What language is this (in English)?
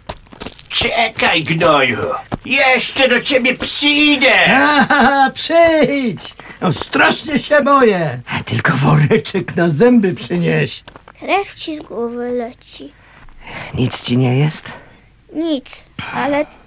Polish